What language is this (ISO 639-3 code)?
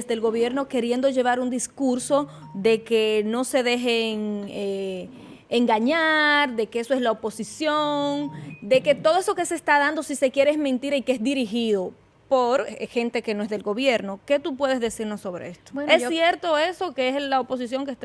spa